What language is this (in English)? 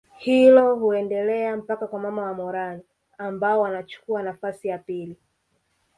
Swahili